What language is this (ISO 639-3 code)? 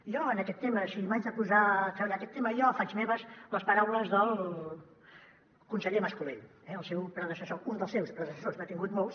cat